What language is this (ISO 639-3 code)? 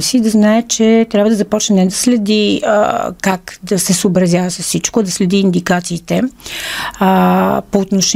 bul